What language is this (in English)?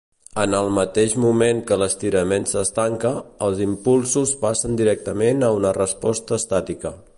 Catalan